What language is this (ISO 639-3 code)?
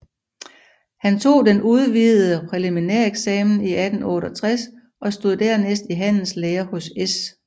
dan